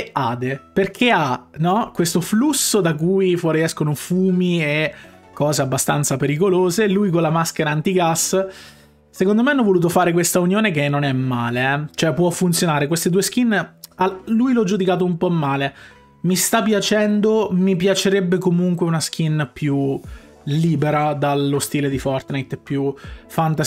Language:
Italian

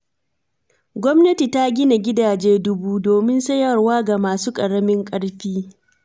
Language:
Hausa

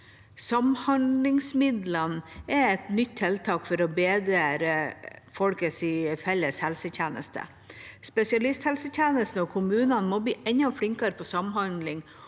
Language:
Norwegian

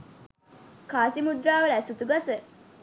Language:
Sinhala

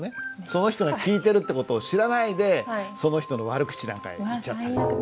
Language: Japanese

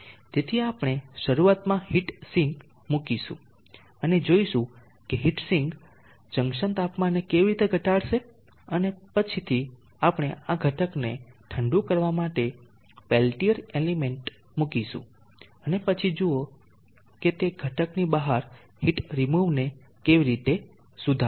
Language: Gujarati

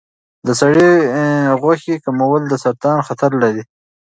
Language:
Pashto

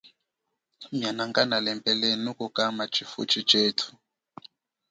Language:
Chokwe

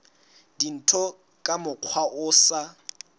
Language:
Southern Sotho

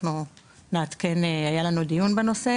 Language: Hebrew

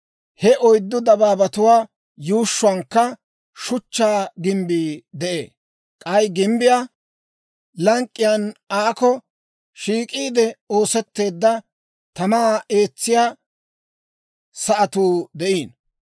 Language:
Dawro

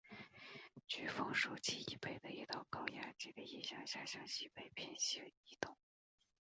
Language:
Chinese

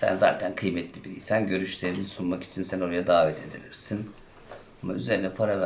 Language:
Turkish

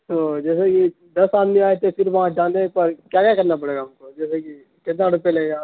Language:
Urdu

